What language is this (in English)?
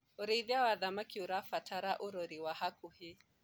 Kikuyu